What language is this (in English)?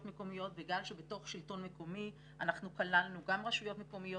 Hebrew